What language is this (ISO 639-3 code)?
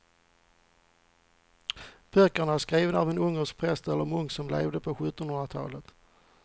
swe